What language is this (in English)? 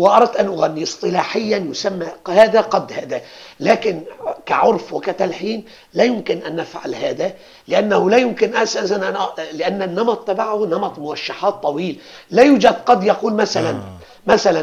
Arabic